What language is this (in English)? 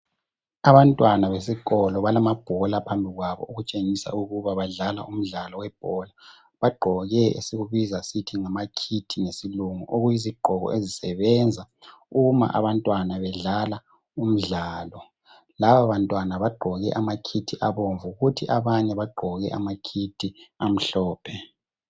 North Ndebele